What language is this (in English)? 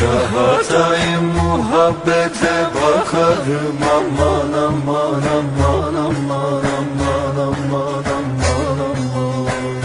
Turkish